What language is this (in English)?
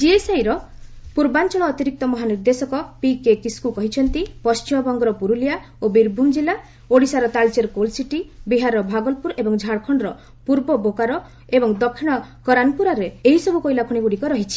Odia